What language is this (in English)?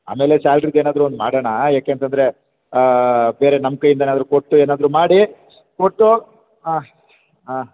Kannada